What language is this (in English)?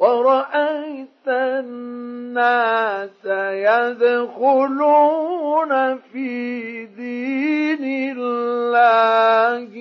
Arabic